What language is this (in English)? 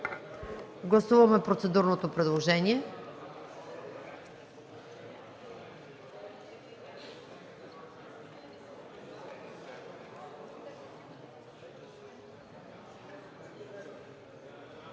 Bulgarian